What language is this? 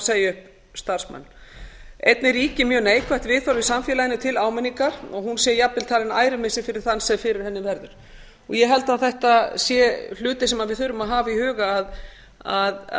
Icelandic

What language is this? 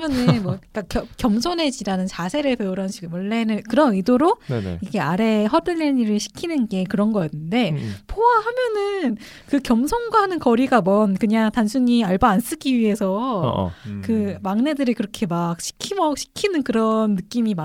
Korean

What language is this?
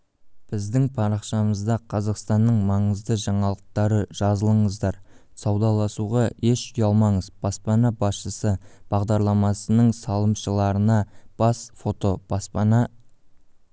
Kazakh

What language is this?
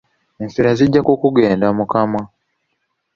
Ganda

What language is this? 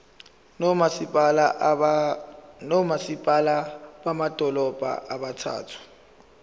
Zulu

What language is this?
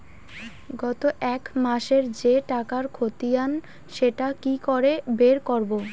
Bangla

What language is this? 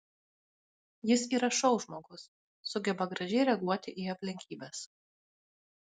Lithuanian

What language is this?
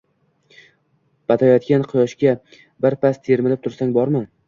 Uzbek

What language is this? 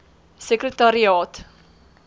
Afrikaans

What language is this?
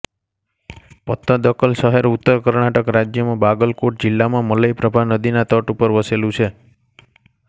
Gujarati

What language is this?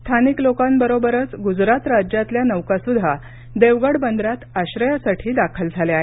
Marathi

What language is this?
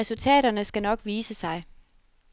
Danish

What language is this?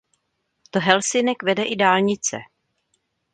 Czech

